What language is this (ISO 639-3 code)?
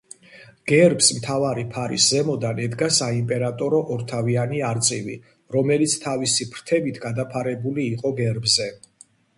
kat